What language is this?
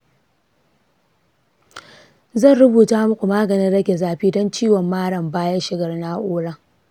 Hausa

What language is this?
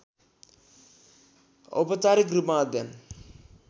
Nepali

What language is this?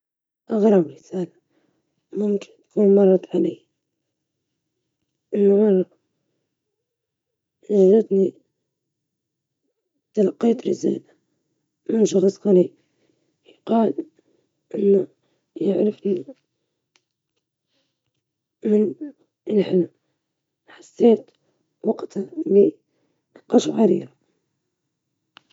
Libyan Arabic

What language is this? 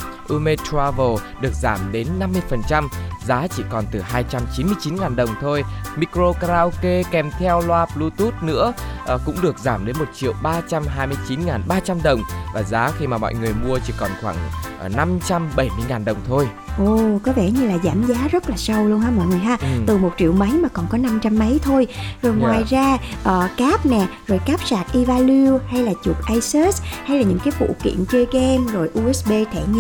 Vietnamese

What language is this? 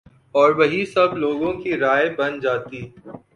Urdu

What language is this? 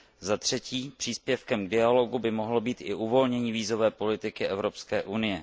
Czech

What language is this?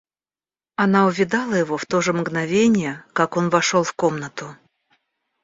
Russian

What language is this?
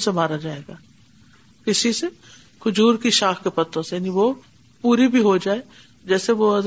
Urdu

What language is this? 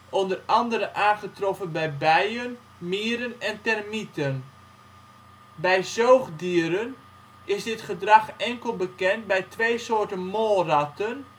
Dutch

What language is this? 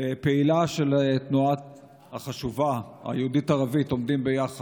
Hebrew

